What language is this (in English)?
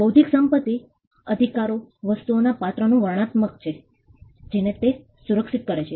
Gujarati